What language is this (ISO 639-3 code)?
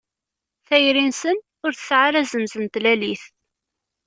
kab